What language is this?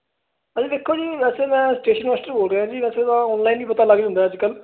Punjabi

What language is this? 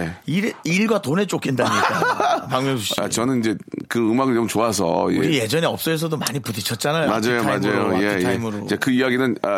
Korean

